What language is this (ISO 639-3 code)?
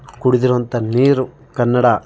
kan